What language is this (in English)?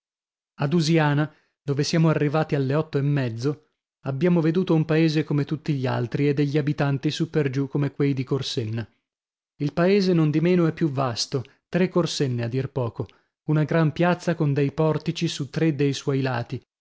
Italian